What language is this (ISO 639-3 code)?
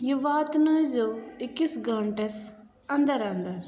kas